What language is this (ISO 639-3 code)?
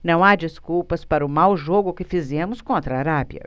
por